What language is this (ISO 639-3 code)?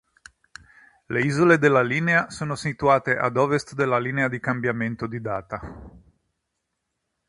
ita